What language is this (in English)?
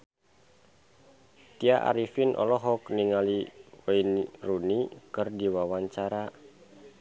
Sundanese